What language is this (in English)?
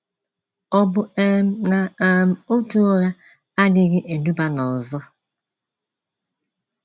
Igbo